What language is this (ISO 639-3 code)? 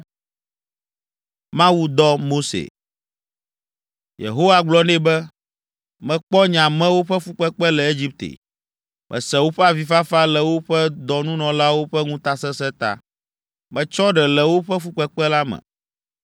ewe